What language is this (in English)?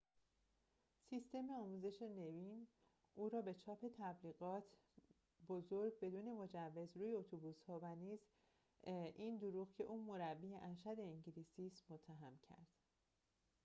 Persian